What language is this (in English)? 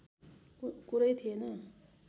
Nepali